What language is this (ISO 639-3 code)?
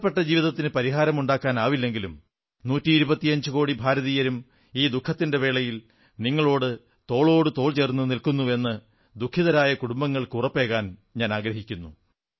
mal